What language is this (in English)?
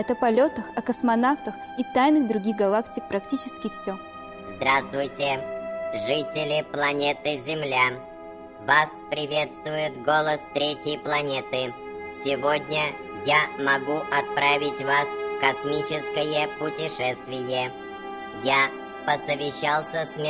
Russian